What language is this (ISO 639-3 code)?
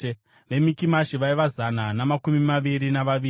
sna